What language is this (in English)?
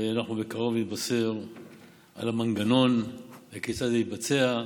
Hebrew